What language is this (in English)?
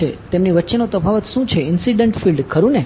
Gujarati